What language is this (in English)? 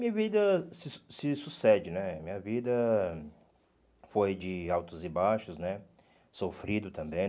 Portuguese